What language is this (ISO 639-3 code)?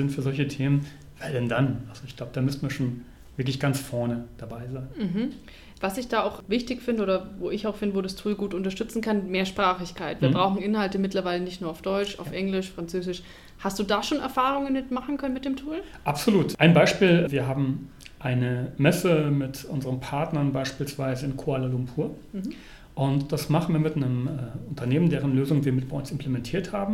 deu